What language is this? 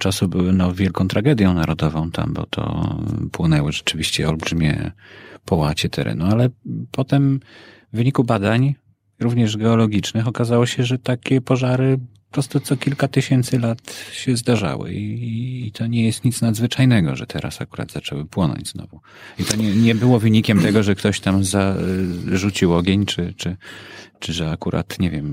Polish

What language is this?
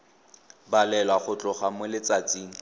Tswana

